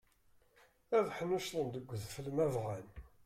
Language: Kabyle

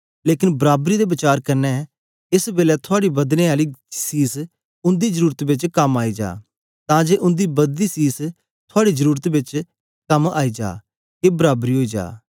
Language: Dogri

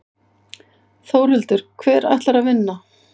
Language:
Icelandic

